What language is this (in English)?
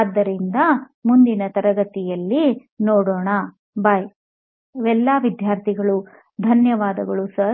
Kannada